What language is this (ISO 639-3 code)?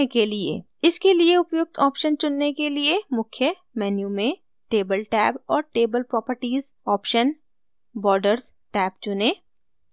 hin